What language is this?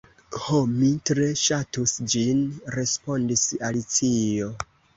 Esperanto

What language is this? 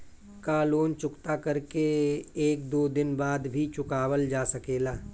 Bhojpuri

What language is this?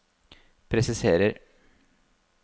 Norwegian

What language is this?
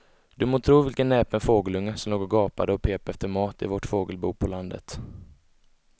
Swedish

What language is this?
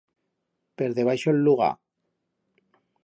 Aragonese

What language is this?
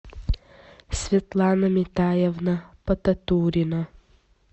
Russian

